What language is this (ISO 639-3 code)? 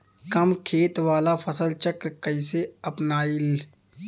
bho